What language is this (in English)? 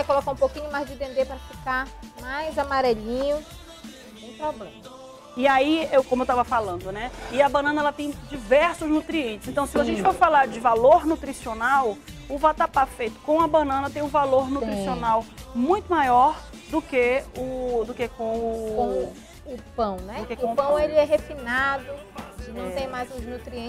Portuguese